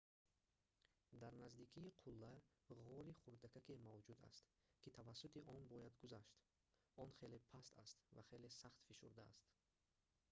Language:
Tajik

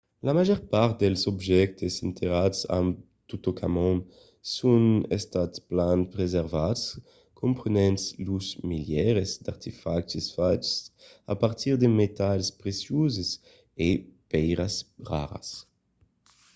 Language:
Occitan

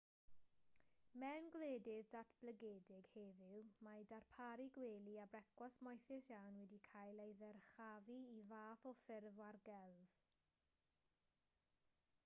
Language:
Welsh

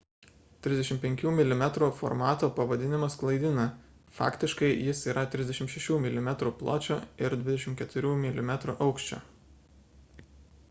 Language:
Lithuanian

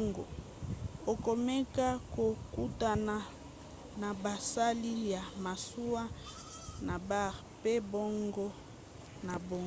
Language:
Lingala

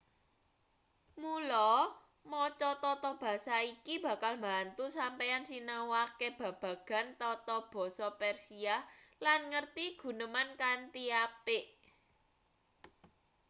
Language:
Javanese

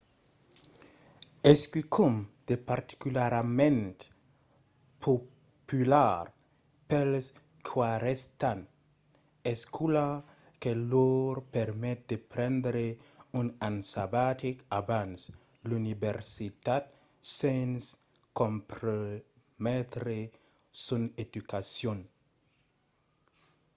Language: Occitan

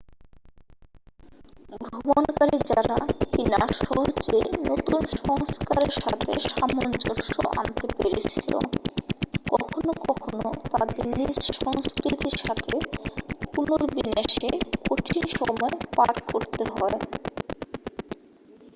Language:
Bangla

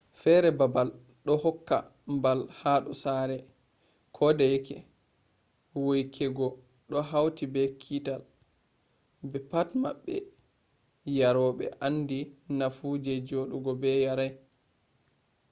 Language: Fula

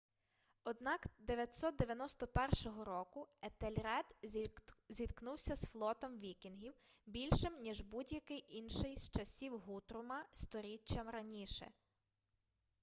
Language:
Ukrainian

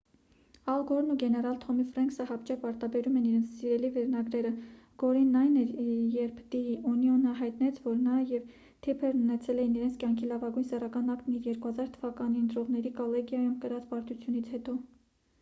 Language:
Armenian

